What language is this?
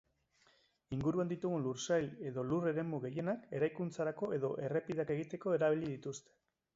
Basque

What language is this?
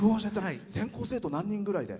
Japanese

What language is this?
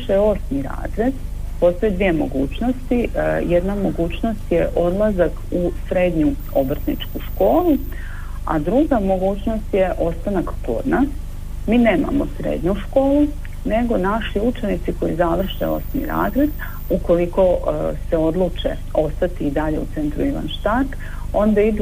Croatian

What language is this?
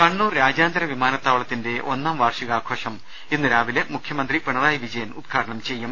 Malayalam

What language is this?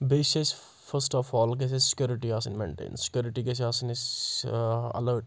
Kashmiri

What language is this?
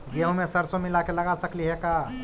Magahi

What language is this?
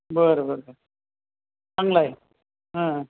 Marathi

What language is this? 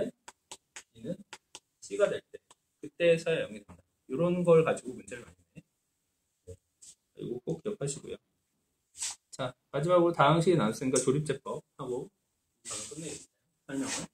Korean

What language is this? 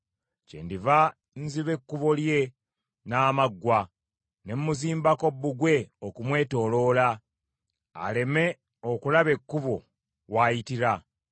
Ganda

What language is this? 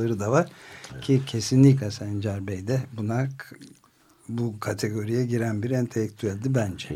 Turkish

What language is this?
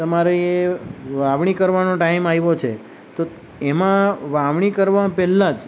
Gujarati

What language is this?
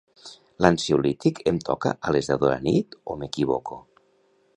Catalan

